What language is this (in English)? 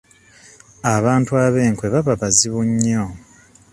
Ganda